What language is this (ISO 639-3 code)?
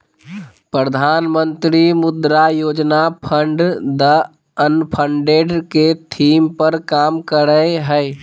mag